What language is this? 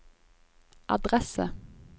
Norwegian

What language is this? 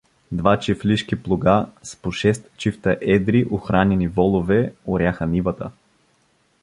Bulgarian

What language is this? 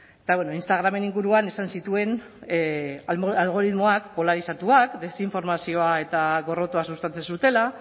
Basque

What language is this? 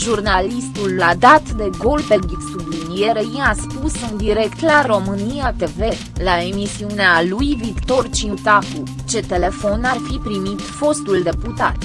Romanian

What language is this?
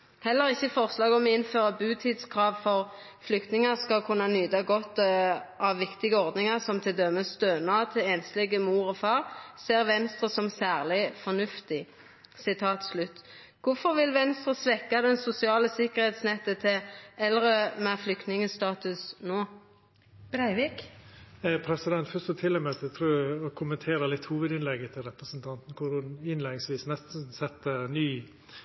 Norwegian Nynorsk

